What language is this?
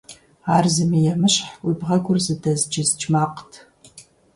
Kabardian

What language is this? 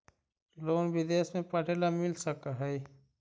Magahi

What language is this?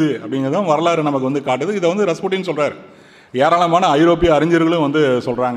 Tamil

